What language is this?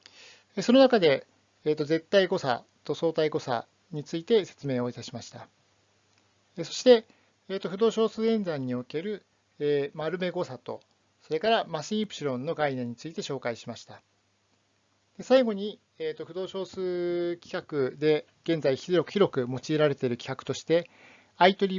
Japanese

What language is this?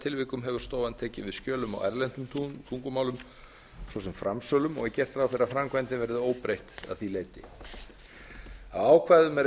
Icelandic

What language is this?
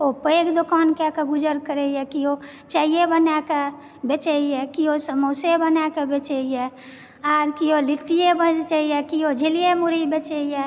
Maithili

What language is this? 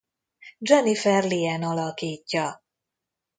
Hungarian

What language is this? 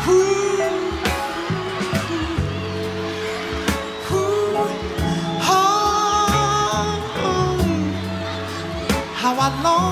English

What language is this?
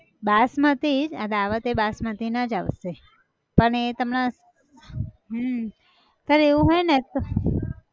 Gujarati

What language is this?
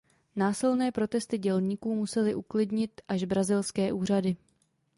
Czech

